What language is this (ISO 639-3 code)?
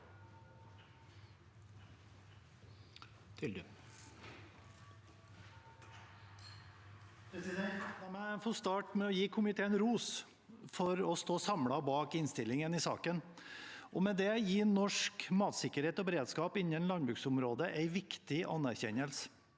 nor